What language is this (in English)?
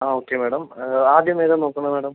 Malayalam